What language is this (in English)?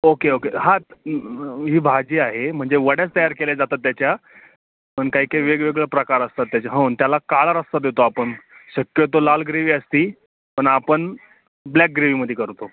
Marathi